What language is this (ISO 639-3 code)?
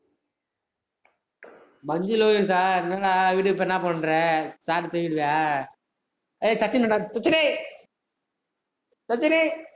tam